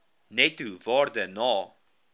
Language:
Afrikaans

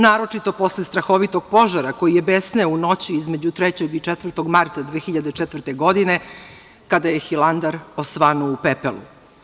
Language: Serbian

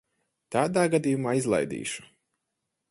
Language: Latvian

